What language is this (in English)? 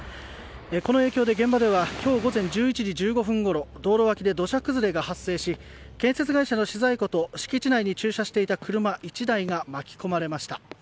Japanese